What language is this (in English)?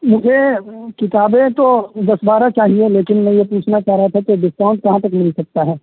Urdu